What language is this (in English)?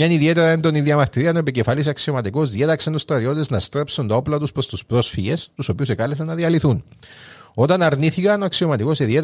Greek